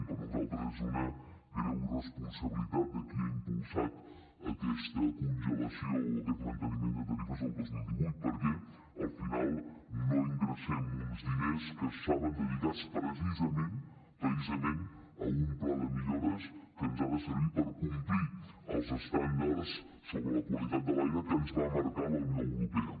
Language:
Catalan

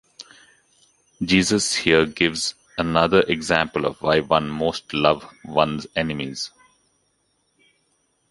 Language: English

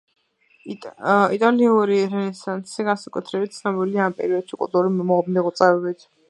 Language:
Georgian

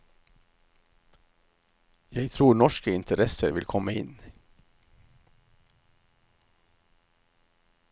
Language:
Norwegian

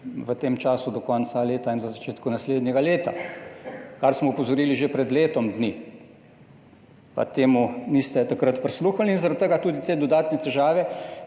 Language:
Slovenian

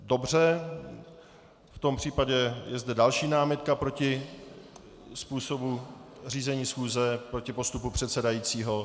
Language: Czech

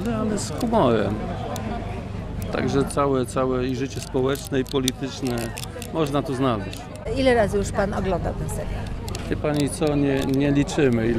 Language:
Polish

